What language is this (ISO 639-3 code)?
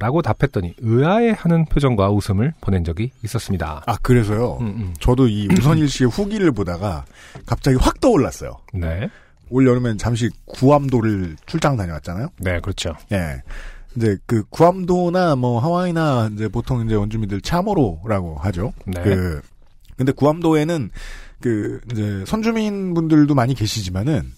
kor